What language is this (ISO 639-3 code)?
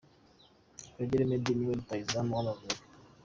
kin